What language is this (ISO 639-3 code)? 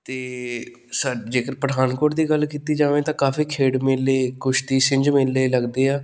pan